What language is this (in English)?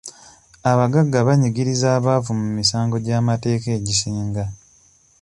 Ganda